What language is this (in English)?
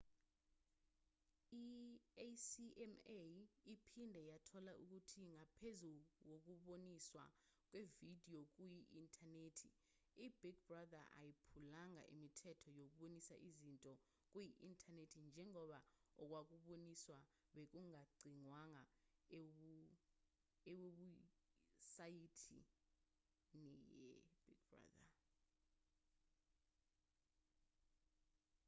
Zulu